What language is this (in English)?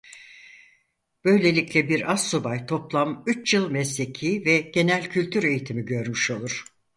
Turkish